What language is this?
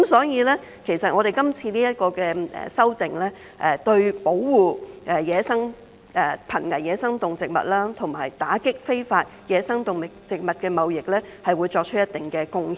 Cantonese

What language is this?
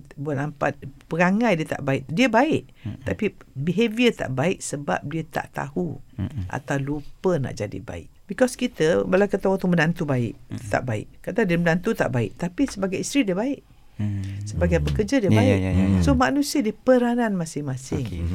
Malay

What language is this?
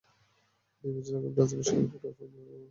Bangla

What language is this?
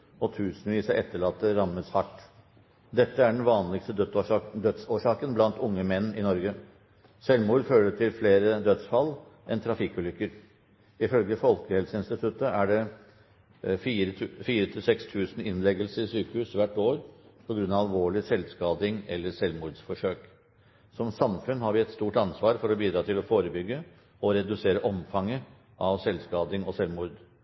Norwegian Bokmål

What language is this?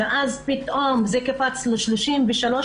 Hebrew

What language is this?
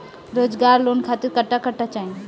Bhojpuri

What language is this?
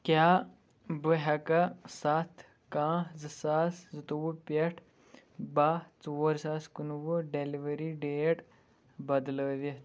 Kashmiri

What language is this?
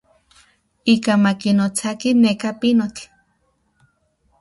Central Puebla Nahuatl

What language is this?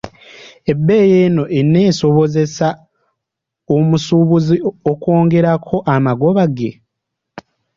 Ganda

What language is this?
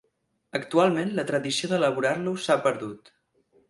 Catalan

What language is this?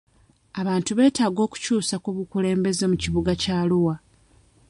Ganda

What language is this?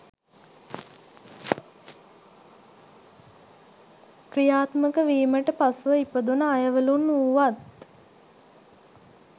Sinhala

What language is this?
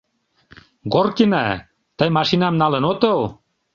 Mari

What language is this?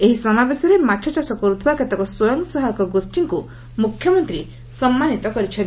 Odia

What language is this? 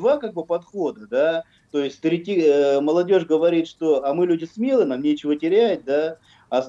Russian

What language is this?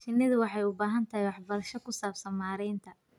Somali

